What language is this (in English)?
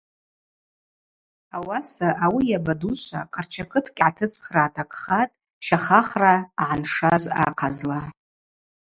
Abaza